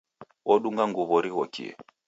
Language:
Taita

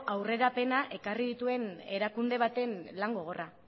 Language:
Basque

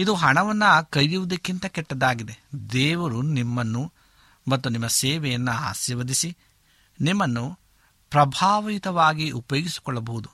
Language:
Kannada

